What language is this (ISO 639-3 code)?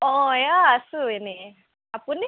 asm